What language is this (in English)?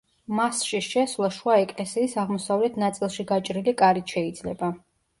Georgian